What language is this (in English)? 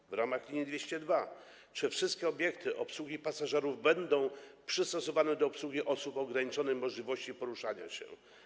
Polish